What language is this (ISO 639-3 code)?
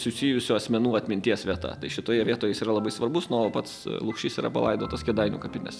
lit